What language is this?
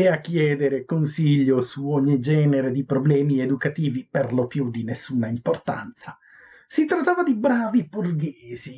Italian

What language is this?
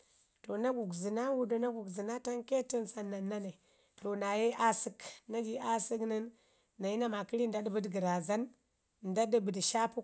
Ngizim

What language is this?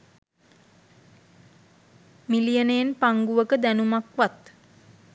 Sinhala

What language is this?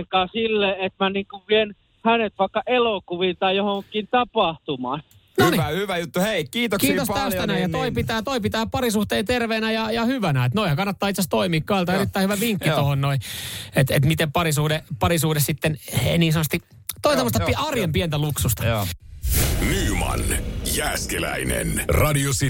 Finnish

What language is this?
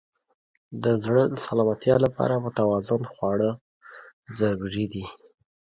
Pashto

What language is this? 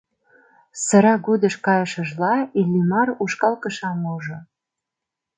Mari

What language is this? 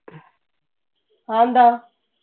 Malayalam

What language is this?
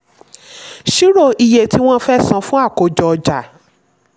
Yoruba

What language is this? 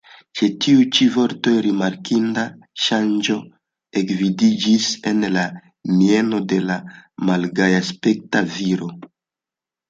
Esperanto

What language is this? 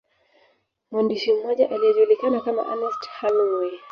Swahili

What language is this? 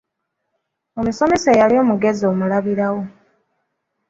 Ganda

